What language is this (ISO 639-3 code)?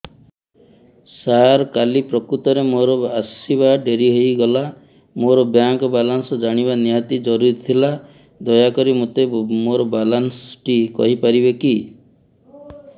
ori